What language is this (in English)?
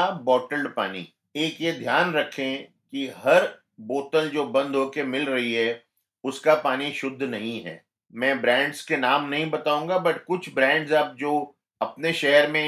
Hindi